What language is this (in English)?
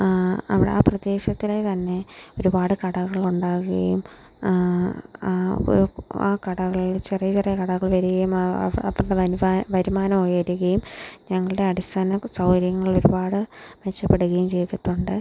Malayalam